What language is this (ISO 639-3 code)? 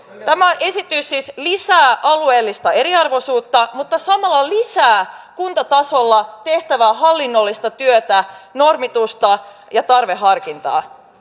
fin